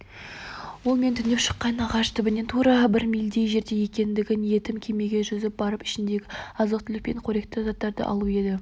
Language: Kazakh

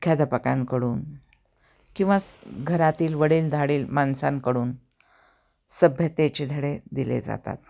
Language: Marathi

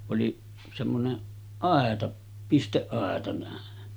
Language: Finnish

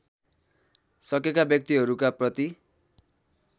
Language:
Nepali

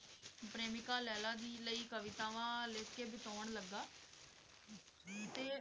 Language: Punjabi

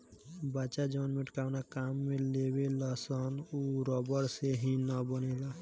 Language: Bhojpuri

